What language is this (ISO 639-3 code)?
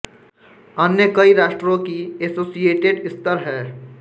hin